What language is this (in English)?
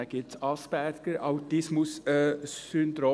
Swiss German